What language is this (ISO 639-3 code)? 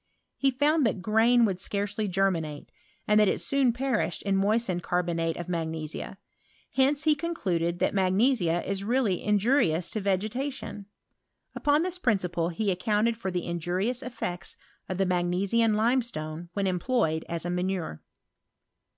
eng